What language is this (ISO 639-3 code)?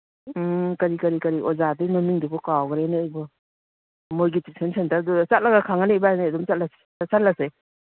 mni